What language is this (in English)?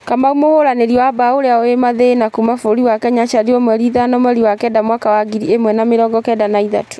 Kikuyu